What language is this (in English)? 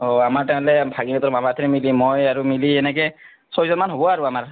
Assamese